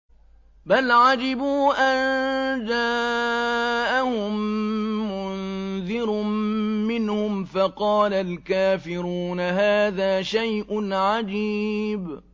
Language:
Arabic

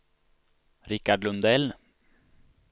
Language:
Swedish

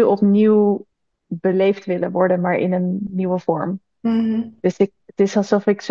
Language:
Dutch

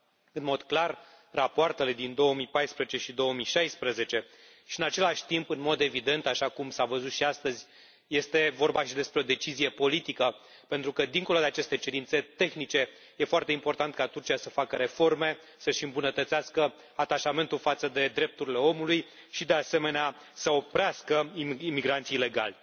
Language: Romanian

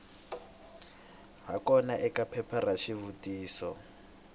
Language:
Tsonga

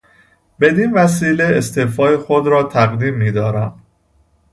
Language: Persian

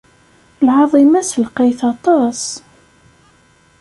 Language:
Kabyle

